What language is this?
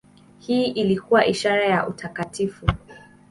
Swahili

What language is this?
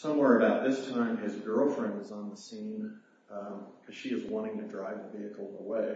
English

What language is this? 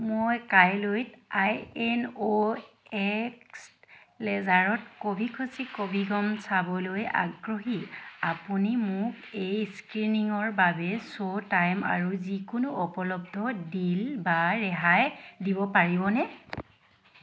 Assamese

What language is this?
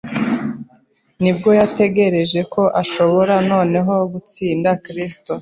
Kinyarwanda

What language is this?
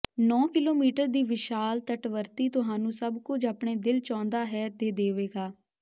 Punjabi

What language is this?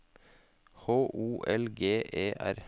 Norwegian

